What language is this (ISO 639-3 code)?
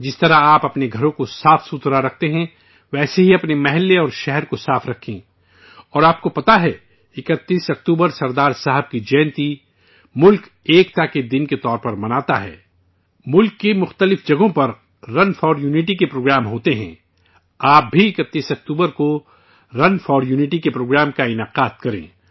urd